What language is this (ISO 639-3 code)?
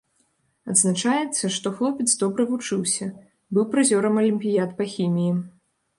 bel